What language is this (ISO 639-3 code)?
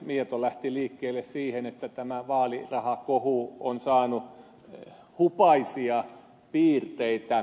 fin